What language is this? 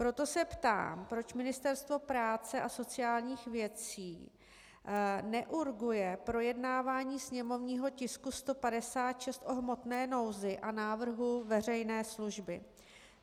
Czech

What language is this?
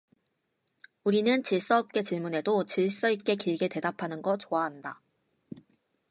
Korean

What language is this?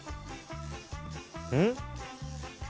Japanese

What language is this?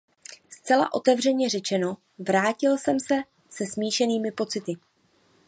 Czech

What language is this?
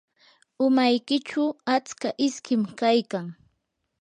Yanahuanca Pasco Quechua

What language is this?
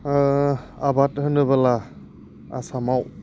Bodo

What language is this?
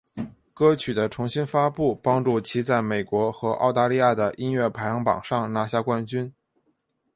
Chinese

